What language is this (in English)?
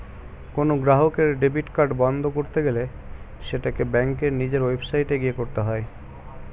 Bangla